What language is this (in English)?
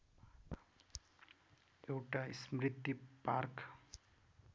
Nepali